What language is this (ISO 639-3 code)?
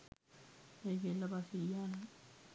sin